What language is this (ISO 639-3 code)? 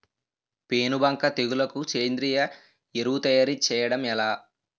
tel